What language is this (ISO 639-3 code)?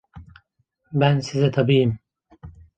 tur